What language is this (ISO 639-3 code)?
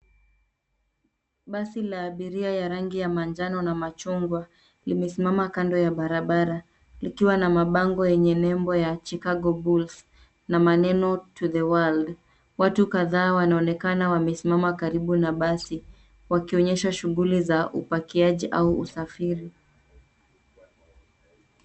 swa